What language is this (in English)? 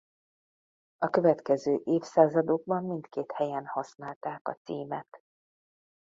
Hungarian